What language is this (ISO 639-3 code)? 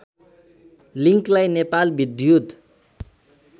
nep